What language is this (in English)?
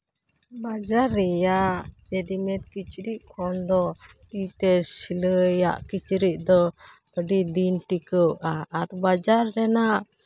Santali